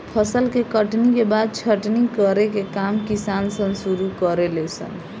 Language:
Bhojpuri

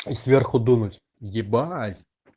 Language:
Russian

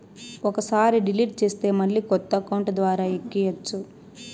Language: Telugu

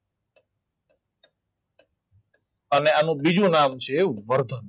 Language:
Gujarati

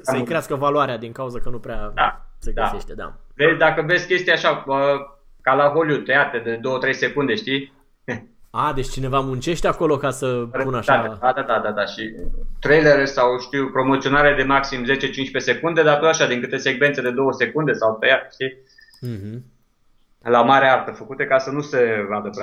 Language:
Romanian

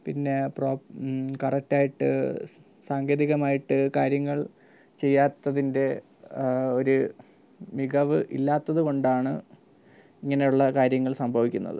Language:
Malayalam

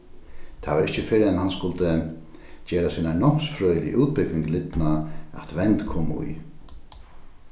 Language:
Faroese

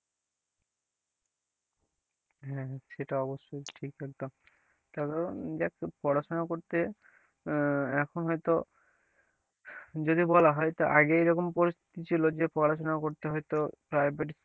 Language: Bangla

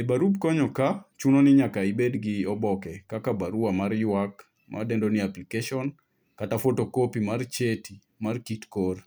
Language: Luo (Kenya and Tanzania)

